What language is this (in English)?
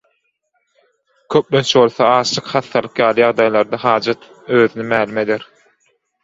Turkmen